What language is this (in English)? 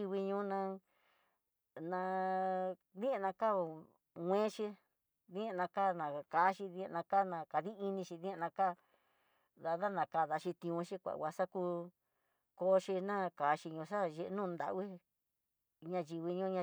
Tidaá Mixtec